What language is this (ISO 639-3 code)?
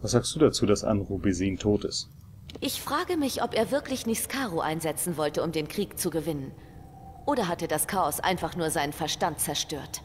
deu